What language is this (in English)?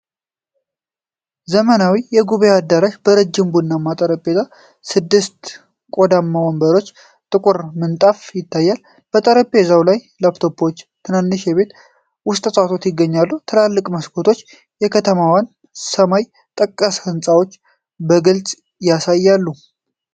Amharic